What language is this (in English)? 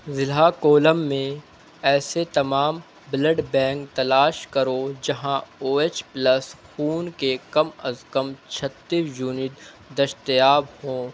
Urdu